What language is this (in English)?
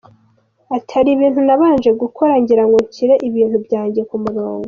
Kinyarwanda